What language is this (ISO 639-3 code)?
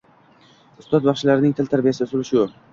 uzb